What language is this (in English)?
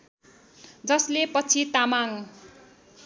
Nepali